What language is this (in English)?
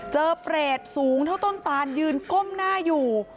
Thai